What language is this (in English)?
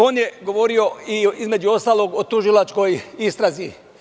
Serbian